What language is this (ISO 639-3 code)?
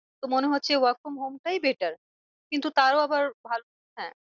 ben